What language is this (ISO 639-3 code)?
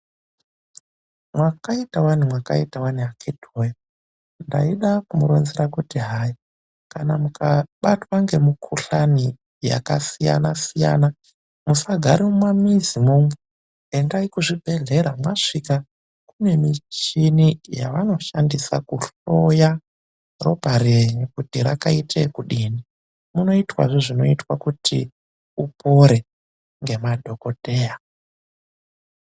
ndc